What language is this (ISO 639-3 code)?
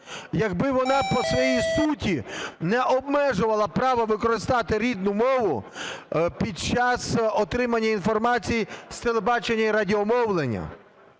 ukr